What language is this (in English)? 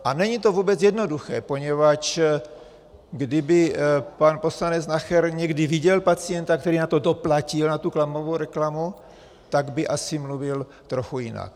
Czech